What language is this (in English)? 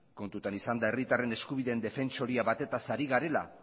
Basque